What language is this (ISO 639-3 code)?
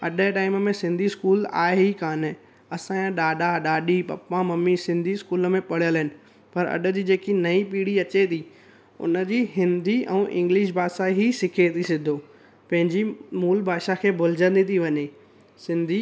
snd